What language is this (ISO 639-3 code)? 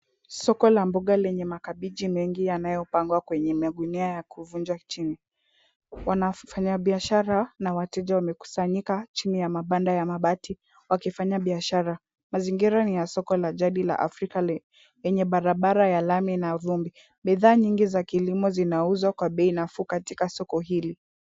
swa